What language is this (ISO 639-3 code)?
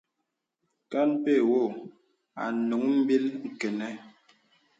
beb